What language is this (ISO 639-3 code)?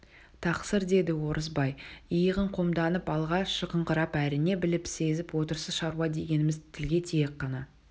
kaz